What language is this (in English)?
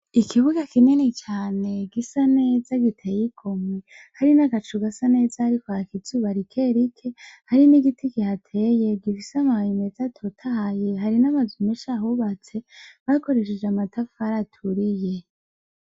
Rundi